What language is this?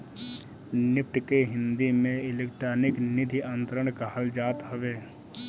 Bhojpuri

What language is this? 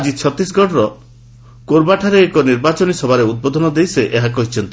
Odia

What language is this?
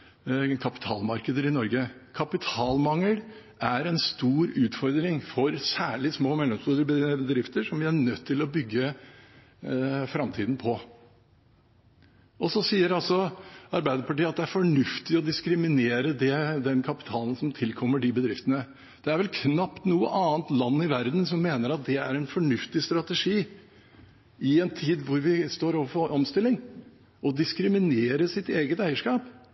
Norwegian Bokmål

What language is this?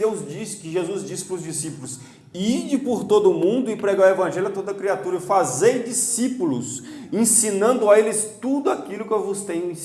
Portuguese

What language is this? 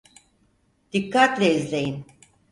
Turkish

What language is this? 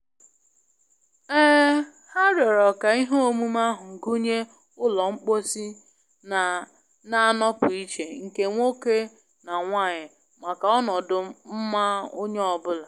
Igbo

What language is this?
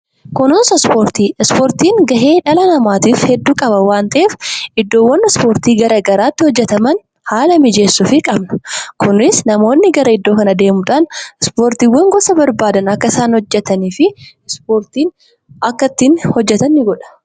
Oromo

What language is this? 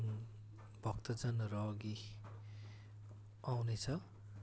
Nepali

